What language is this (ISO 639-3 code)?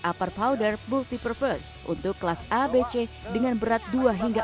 ind